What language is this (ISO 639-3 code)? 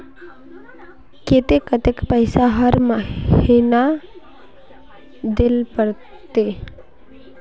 mag